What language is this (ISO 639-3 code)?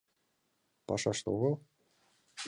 chm